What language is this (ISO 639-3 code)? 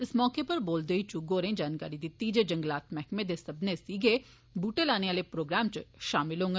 doi